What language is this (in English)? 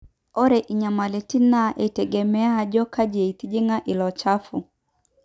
Masai